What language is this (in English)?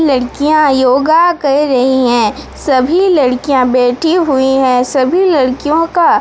Hindi